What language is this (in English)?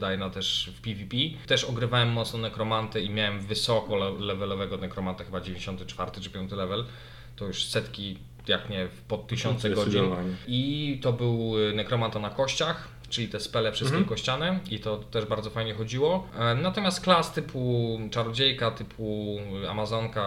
Polish